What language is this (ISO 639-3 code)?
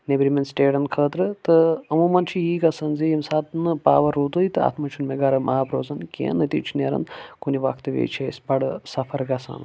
kas